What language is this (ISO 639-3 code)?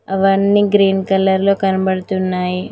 tel